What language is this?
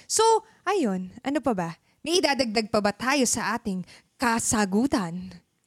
Filipino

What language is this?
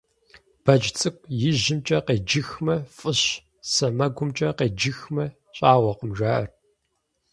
Kabardian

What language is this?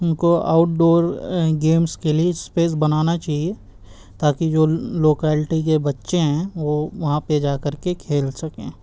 Urdu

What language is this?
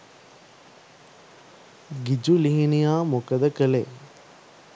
Sinhala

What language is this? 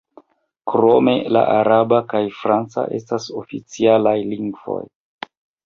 Esperanto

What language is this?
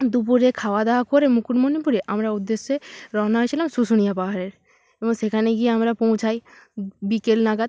Bangla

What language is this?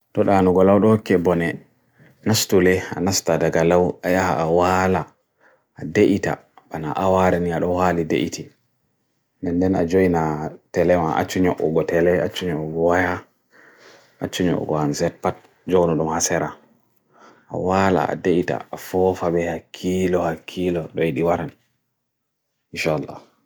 Bagirmi Fulfulde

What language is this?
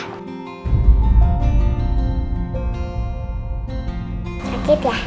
Indonesian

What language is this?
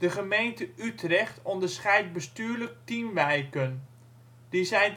Dutch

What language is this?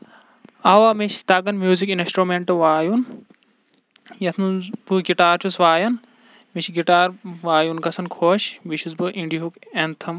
Kashmiri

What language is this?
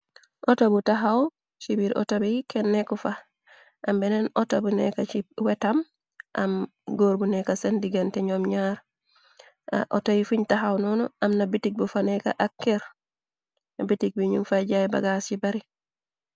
Wolof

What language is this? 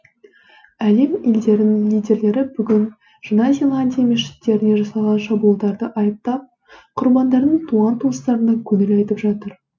Kazakh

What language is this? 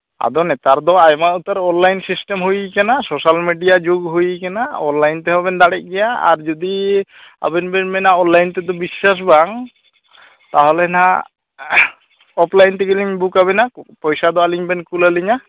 Santali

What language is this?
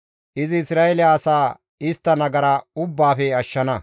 Gamo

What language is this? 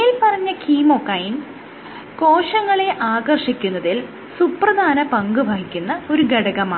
Malayalam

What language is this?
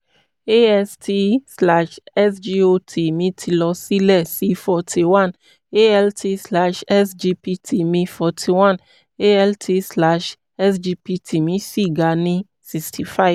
Yoruba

